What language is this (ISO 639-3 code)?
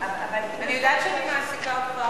heb